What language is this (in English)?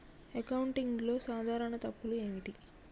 Telugu